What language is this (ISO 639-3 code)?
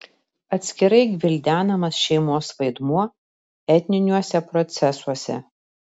lit